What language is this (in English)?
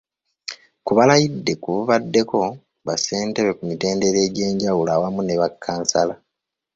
Ganda